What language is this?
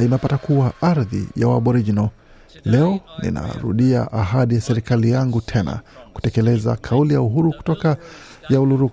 Swahili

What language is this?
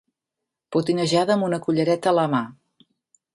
Catalan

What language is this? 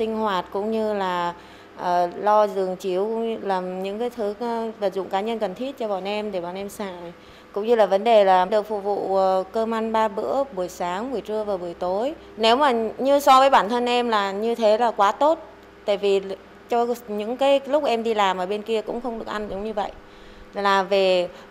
Vietnamese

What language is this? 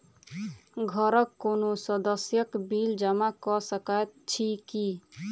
Maithili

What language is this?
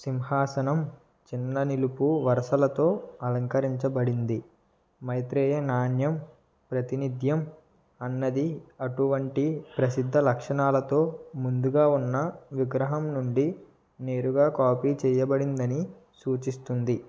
Telugu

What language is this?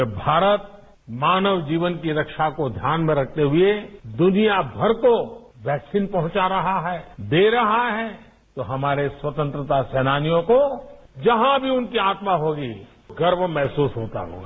Hindi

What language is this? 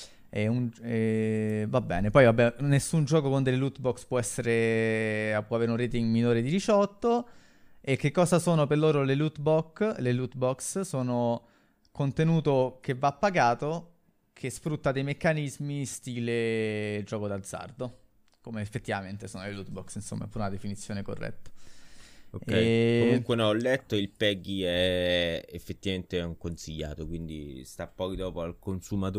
Italian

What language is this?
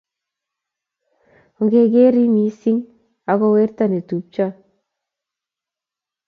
Kalenjin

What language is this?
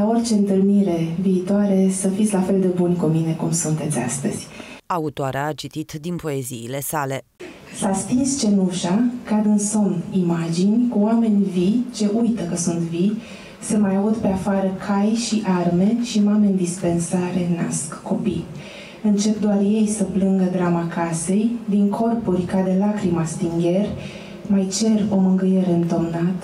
Romanian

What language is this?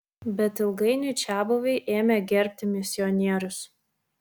Lithuanian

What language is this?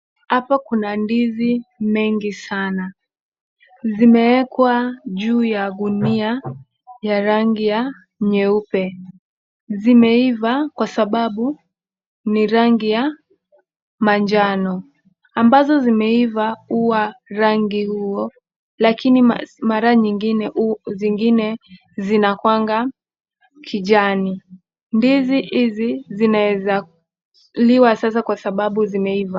Swahili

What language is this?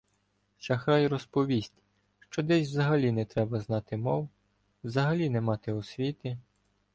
Ukrainian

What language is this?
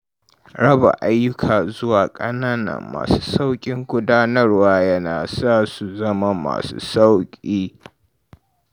Hausa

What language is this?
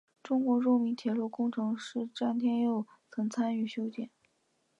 Chinese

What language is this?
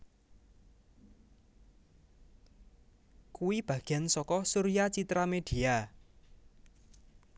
Javanese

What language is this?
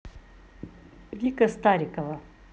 Russian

